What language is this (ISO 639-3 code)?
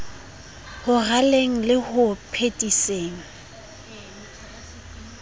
sot